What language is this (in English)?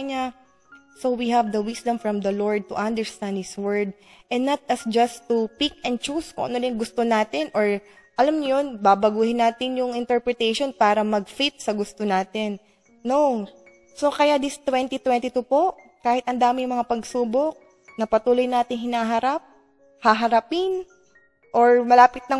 Filipino